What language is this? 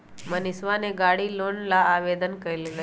Magahi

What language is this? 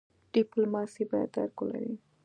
Pashto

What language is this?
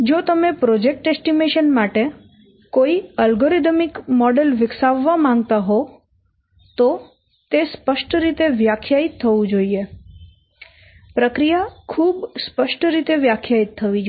Gujarati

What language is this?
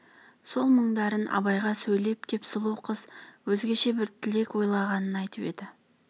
Kazakh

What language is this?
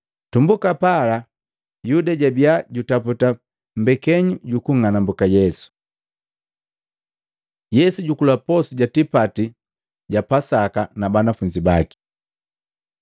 Matengo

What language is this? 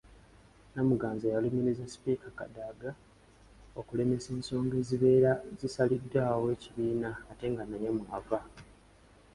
Ganda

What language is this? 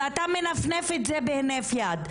Hebrew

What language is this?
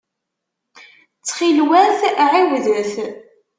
Kabyle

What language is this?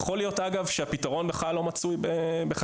Hebrew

